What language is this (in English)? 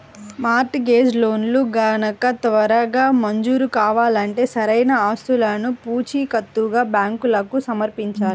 Telugu